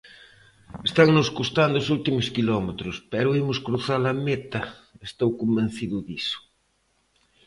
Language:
Galician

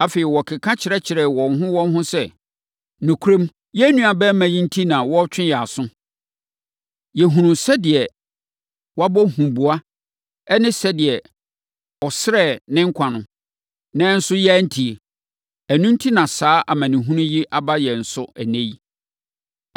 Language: Akan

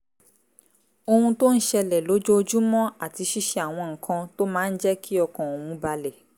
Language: Yoruba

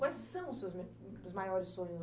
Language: Portuguese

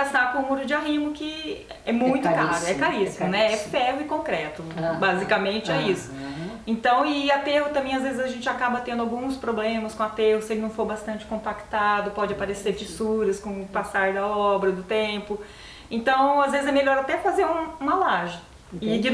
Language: Portuguese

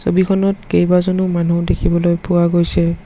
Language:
Assamese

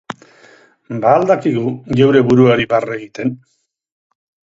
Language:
Basque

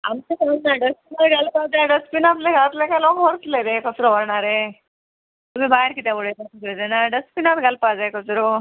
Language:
Konkani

